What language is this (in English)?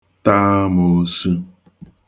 Igbo